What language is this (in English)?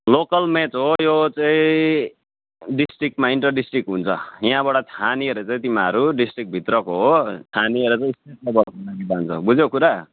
Nepali